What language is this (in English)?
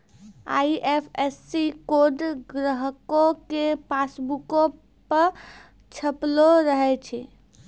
Maithili